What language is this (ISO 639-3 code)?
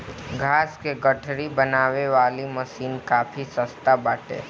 bho